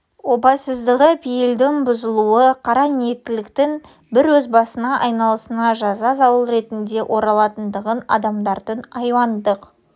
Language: Kazakh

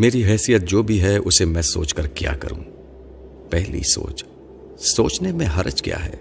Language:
Urdu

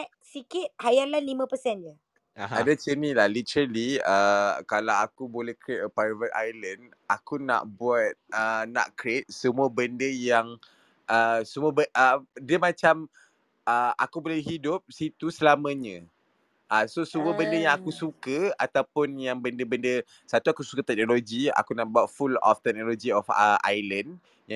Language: Malay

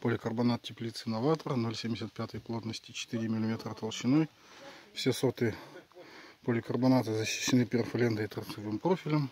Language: Russian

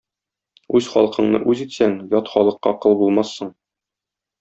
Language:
Tatar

